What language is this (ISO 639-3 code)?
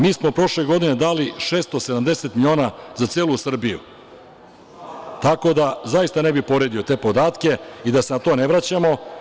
srp